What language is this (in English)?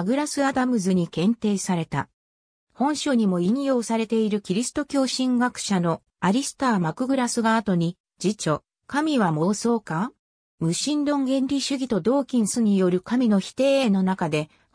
Japanese